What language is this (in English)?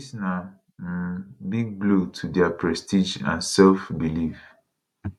Nigerian Pidgin